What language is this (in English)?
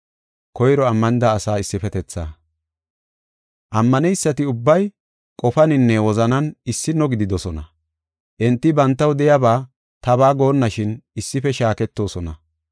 Gofa